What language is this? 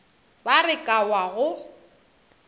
Northern Sotho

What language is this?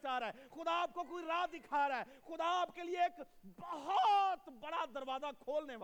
Urdu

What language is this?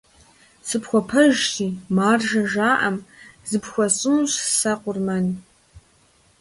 Kabardian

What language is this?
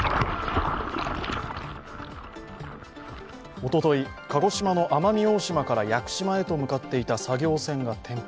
Japanese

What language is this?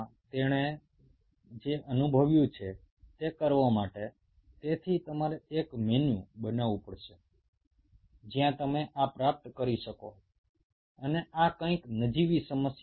Bangla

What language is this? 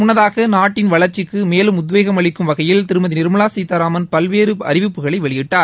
Tamil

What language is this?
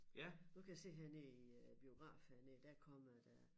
Danish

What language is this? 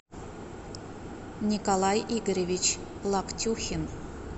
Russian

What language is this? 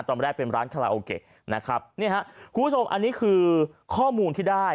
Thai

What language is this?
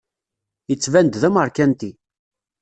Kabyle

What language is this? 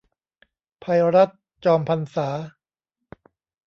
Thai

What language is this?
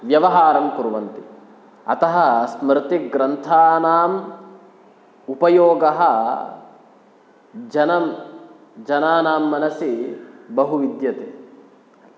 Sanskrit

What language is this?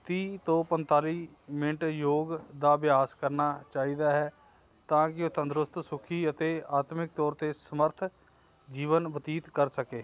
Punjabi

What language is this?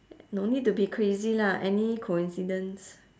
English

